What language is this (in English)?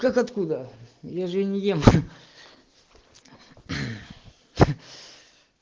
Russian